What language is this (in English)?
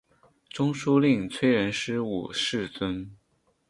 Chinese